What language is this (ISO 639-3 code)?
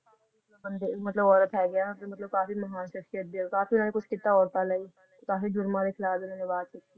pan